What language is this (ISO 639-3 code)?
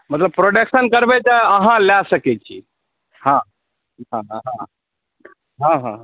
mai